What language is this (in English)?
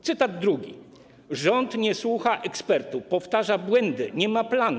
Polish